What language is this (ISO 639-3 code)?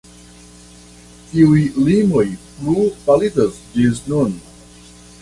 epo